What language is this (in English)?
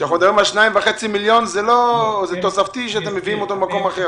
Hebrew